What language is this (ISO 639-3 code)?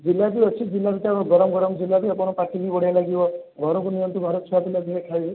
ori